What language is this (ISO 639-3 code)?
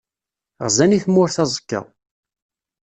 kab